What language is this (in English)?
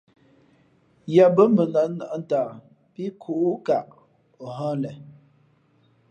Fe'fe'